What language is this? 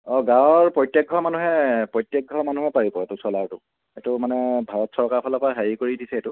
Assamese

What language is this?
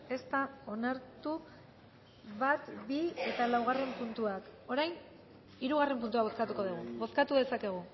Basque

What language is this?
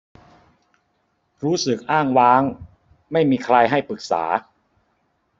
Thai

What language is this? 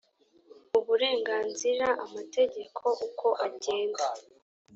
Kinyarwanda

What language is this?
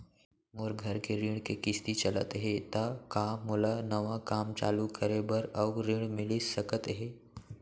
Chhattisgarhi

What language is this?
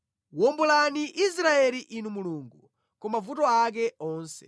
Nyanja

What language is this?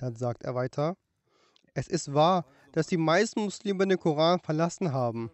German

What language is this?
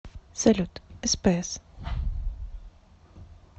Russian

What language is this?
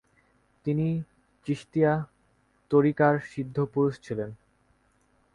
Bangla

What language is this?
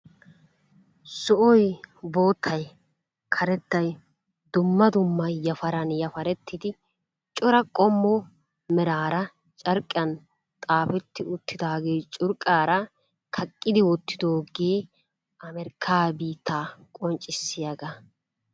Wolaytta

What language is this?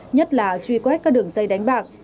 Vietnamese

